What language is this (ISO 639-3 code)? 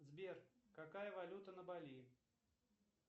rus